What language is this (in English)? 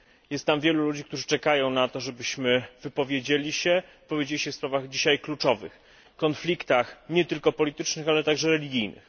Polish